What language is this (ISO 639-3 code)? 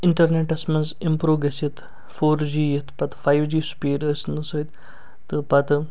kas